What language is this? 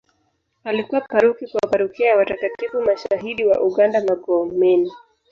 Swahili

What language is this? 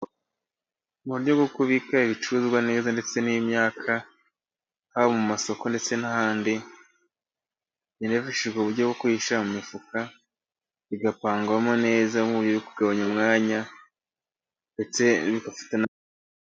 Kinyarwanda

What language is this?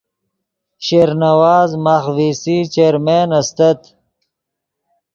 Yidgha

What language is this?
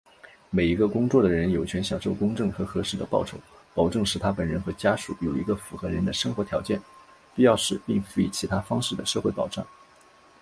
Chinese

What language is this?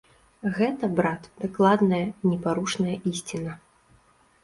Belarusian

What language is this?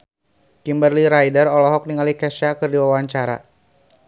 Sundanese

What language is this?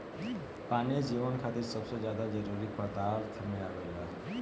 Bhojpuri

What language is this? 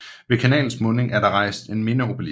Danish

